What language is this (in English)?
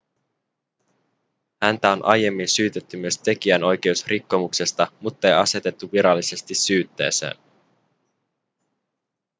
Finnish